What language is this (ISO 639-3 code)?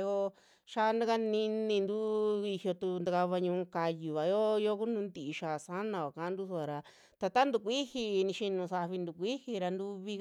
jmx